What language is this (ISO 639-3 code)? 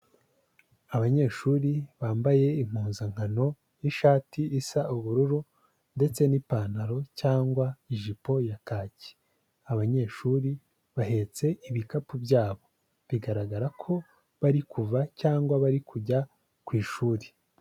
kin